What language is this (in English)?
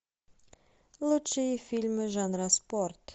Russian